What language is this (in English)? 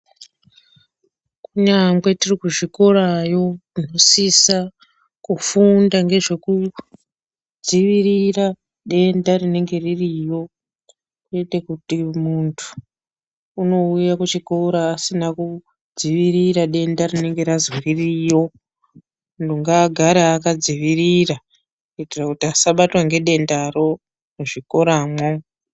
Ndau